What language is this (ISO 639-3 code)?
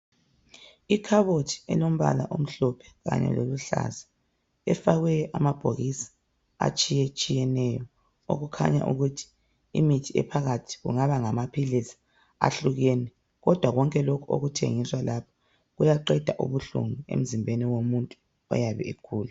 nde